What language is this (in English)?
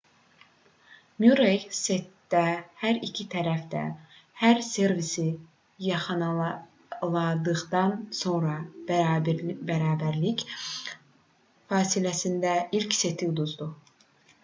Azerbaijani